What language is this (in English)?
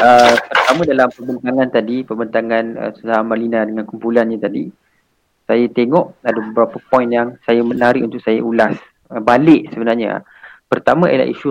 Malay